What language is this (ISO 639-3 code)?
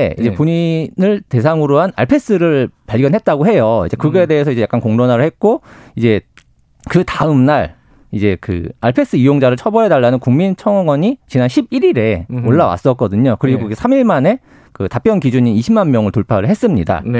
kor